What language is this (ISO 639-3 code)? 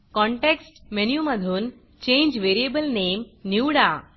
mar